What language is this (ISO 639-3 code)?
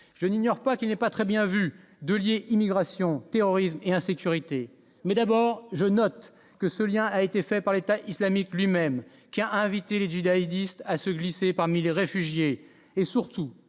fra